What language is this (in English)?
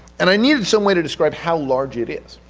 English